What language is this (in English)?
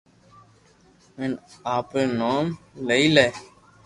Loarki